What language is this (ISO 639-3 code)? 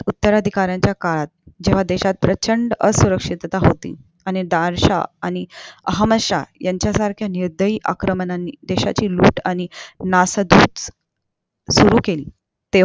mar